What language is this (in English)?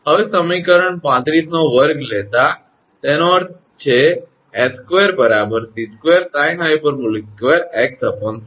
Gujarati